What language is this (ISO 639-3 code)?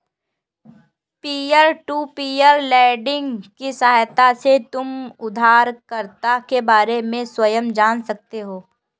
hin